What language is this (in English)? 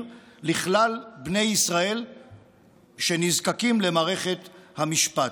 Hebrew